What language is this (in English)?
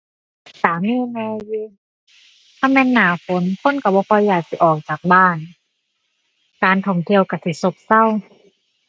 Thai